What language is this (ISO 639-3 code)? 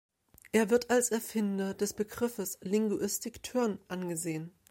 deu